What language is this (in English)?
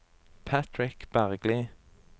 Norwegian